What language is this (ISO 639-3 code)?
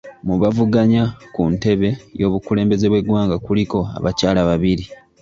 lug